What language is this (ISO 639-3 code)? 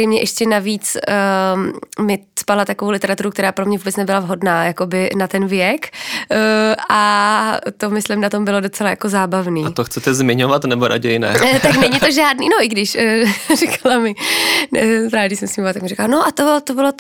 ces